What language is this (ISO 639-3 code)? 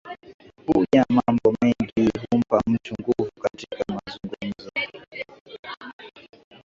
swa